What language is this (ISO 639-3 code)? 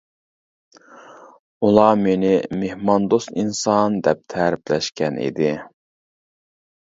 uig